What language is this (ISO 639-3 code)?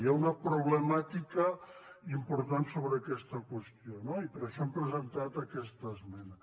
cat